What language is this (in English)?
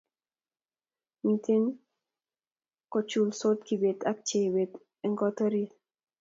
Kalenjin